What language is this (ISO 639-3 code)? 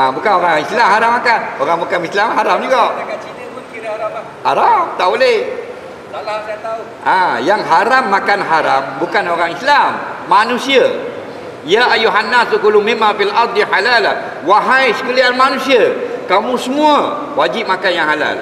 msa